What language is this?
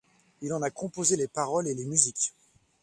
French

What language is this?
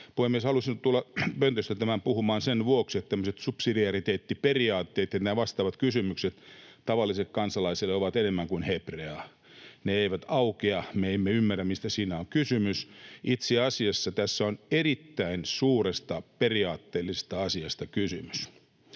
Finnish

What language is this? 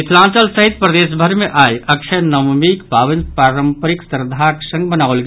Maithili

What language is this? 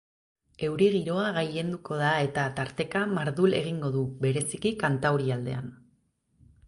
Basque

